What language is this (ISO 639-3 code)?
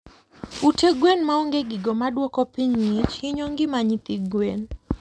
luo